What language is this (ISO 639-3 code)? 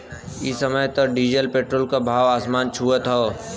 bho